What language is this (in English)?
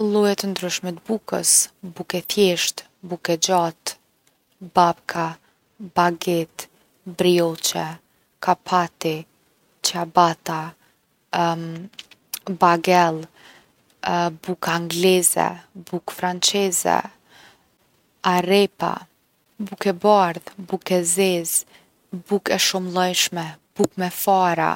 Gheg Albanian